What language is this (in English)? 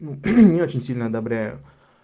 Russian